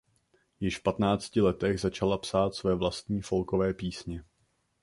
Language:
Czech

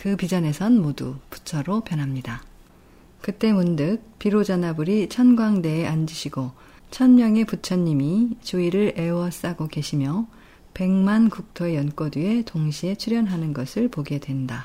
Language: Korean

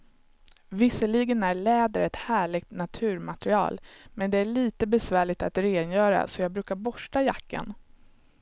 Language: Swedish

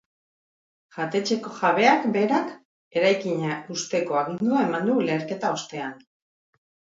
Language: Basque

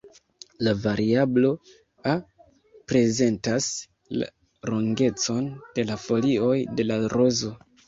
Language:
Esperanto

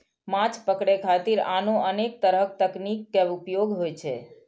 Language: Maithili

